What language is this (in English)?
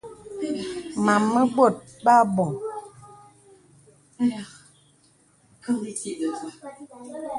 Bebele